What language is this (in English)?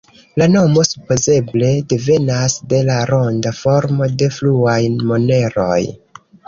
Esperanto